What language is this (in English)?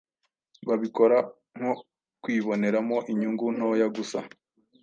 Kinyarwanda